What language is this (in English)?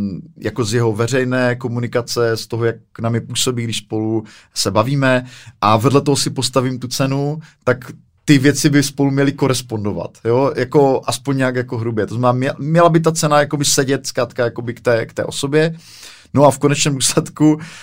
Czech